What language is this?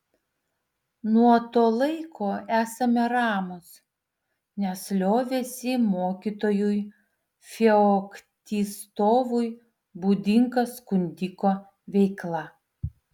Lithuanian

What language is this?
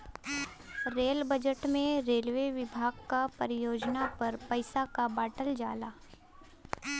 Bhojpuri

